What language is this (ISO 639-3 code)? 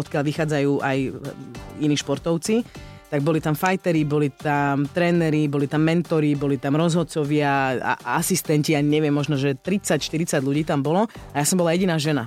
slk